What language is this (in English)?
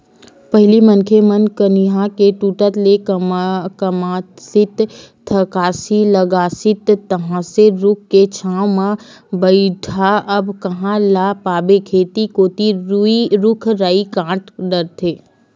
Chhattisgarhi